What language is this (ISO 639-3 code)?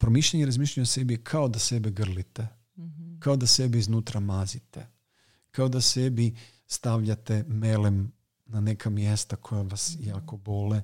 hrv